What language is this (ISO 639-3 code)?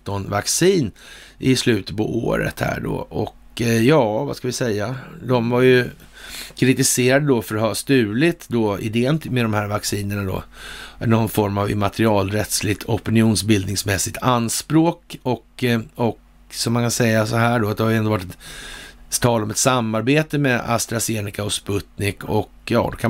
swe